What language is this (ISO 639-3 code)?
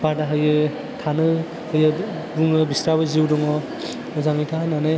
brx